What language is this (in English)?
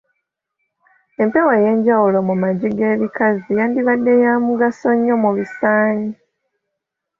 Ganda